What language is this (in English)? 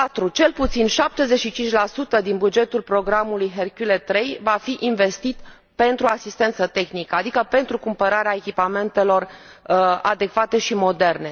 Romanian